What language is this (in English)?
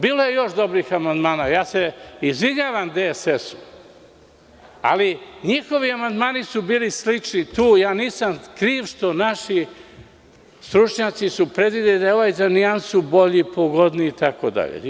Serbian